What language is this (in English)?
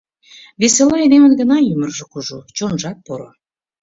Mari